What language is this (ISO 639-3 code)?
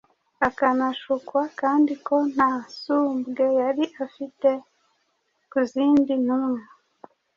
kin